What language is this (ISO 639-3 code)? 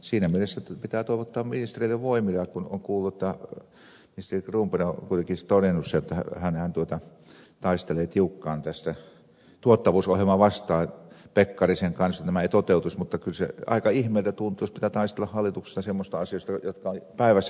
fin